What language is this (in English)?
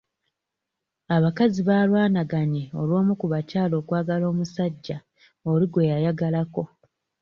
Ganda